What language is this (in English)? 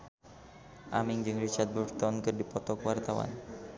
Sundanese